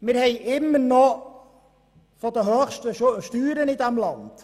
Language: Swiss German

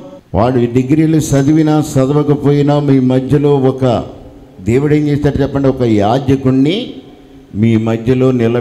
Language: Telugu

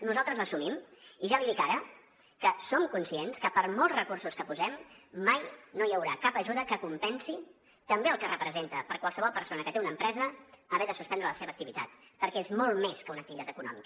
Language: Catalan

